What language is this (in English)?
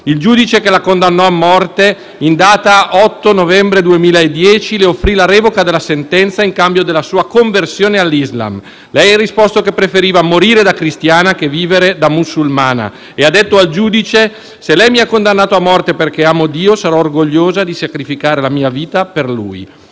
Italian